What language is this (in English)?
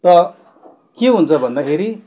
Nepali